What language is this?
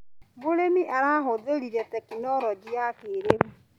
Kikuyu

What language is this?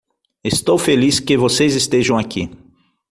Portuguese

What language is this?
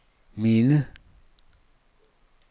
Danish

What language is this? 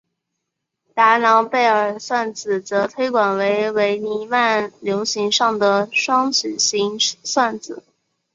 Chinese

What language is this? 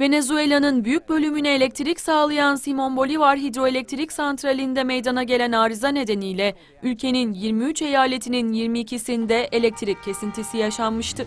Turkish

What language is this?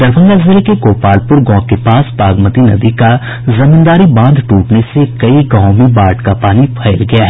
Hindi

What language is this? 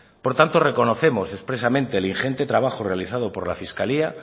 Spanish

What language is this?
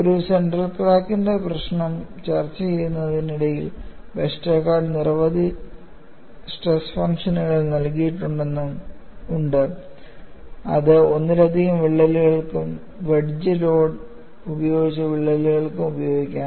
Malayalam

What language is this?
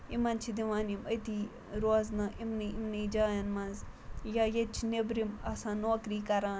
Kashmiri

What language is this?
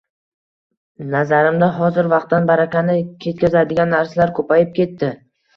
Uzbek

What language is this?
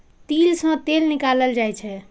Maithili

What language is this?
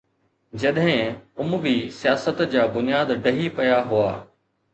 Sindhi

